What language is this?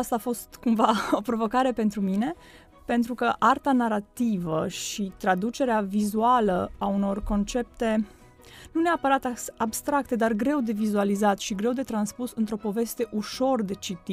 Romanian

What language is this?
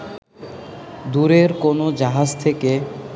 Bangla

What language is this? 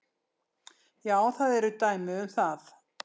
Icelandic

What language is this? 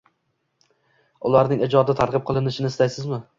Uzbek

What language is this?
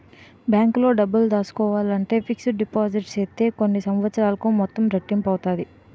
Telugu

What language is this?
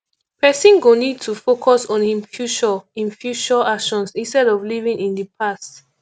Nigerian Pidgin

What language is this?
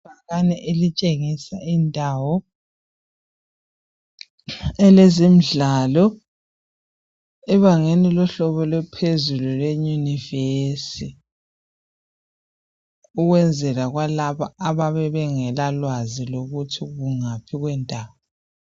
North Ndebele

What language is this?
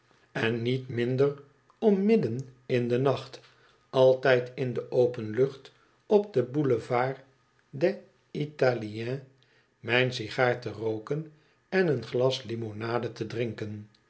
Dutch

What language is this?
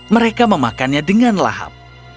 Indonesian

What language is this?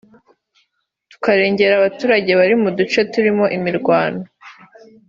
Kinyarwanda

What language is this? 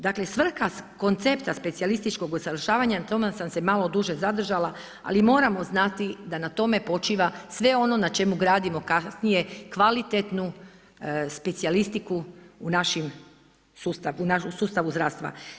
Croatian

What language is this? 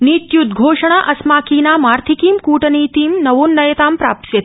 Sanskrit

